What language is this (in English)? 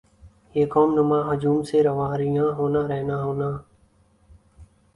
Urdu